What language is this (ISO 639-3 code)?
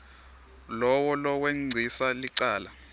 ssw